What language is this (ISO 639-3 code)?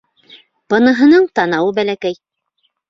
bak